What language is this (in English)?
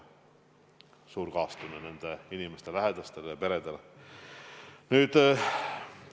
Estonian